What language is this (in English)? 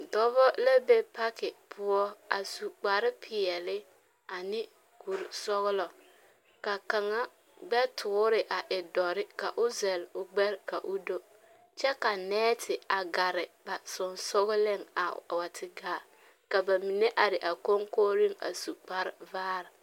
Southern Dagaare